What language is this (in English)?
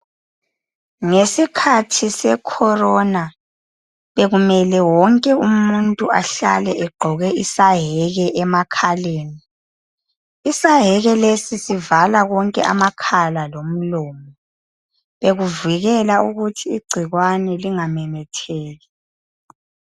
North Ndebele